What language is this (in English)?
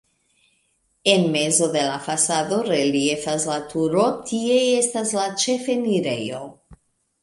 Esperanto